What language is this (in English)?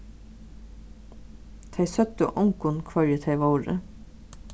Faroese